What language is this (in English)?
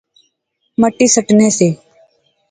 Pahari-Potwari